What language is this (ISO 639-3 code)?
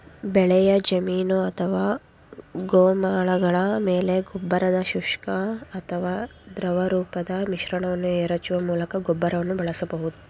kan